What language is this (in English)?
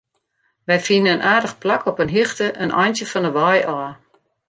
Western Frisian